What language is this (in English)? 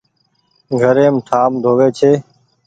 Goaria